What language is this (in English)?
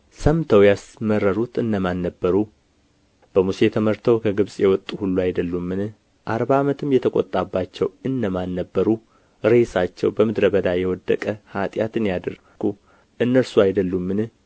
Amharic